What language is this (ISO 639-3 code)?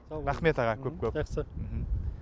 kaz